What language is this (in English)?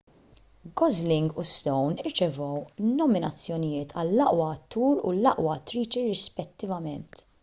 Maltese